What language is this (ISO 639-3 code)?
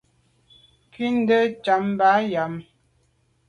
byv